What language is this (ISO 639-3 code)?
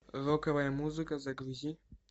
rus